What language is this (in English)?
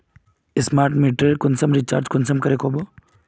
Magahi